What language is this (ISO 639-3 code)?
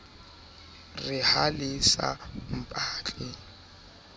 sot